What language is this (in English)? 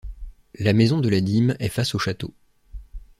French